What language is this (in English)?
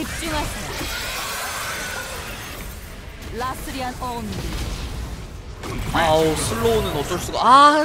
Korean